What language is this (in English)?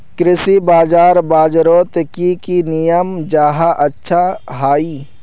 Magahi